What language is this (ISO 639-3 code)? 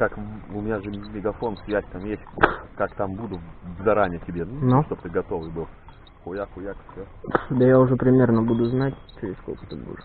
rus